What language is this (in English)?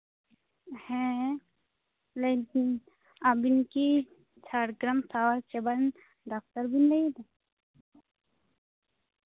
Santali